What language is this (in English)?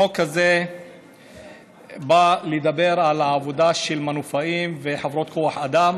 Hebrew